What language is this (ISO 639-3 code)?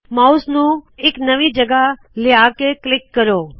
pan